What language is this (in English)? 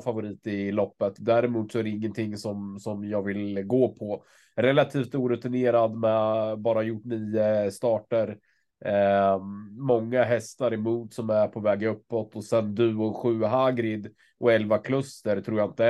Swedish